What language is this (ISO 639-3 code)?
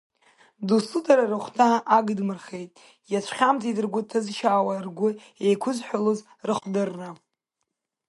abk